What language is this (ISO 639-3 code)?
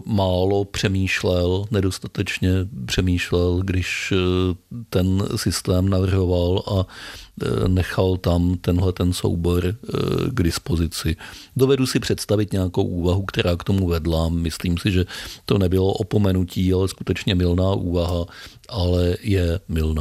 ces